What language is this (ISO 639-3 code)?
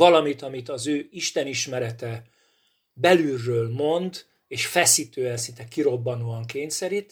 hun